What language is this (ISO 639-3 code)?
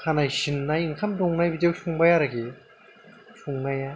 brx